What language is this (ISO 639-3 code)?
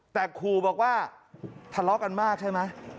tha